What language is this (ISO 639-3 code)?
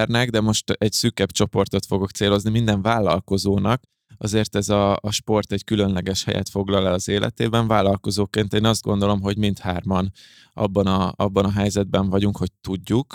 hun